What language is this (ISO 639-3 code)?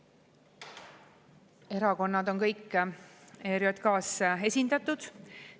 est